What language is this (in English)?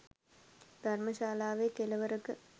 Sinhala